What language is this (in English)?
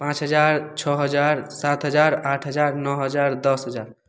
Maithili